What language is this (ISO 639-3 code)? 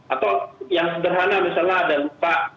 ind